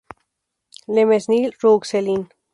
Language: Spanish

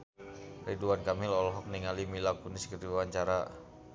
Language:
Sundanese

